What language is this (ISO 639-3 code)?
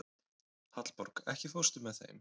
isl